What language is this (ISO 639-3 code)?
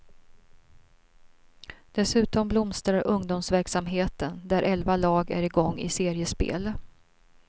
swe